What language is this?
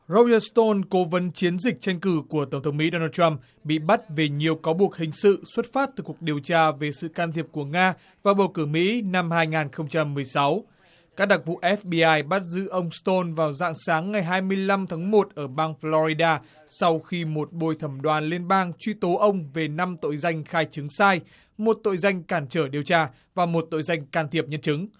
Vietnamese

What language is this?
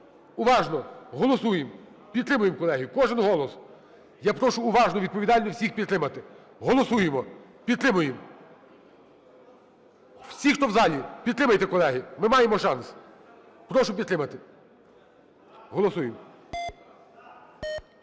Ukrainian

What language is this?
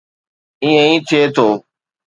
Sindhi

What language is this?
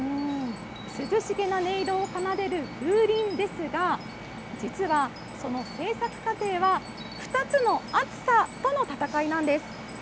Japanese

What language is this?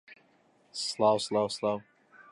Central Kurdish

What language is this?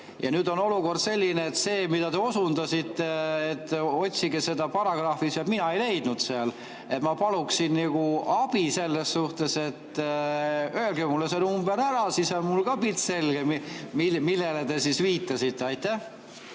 Estonian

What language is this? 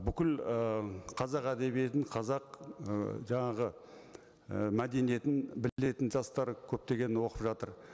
Kazakh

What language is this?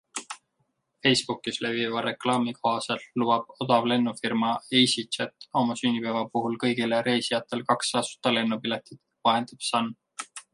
Estonian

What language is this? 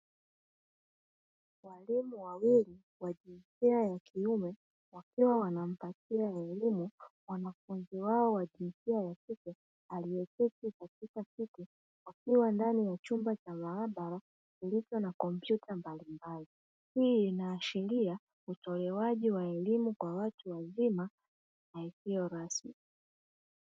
Swahili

